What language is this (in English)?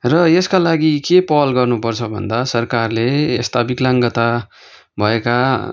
Nepali